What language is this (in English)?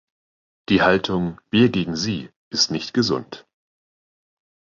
German